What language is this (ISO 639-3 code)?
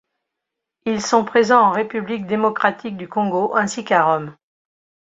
fra